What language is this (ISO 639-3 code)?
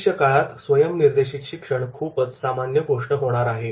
mar